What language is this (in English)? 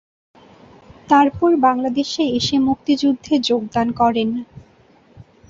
Bangla